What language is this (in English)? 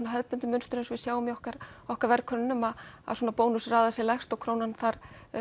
Icelandic